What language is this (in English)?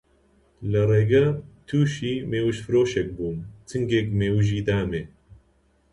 Central Kurdish